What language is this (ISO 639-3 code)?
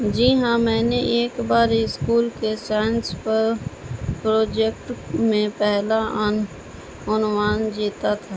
urd